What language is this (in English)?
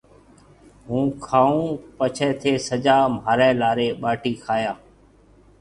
Marwari (Pakistan)